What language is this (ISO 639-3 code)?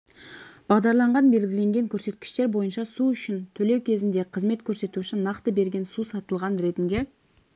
kaz